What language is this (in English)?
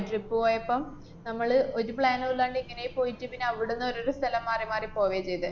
Malayalam